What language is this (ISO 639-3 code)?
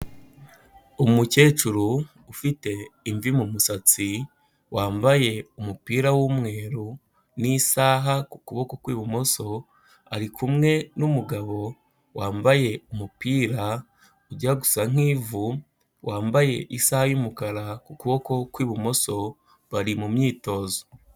kin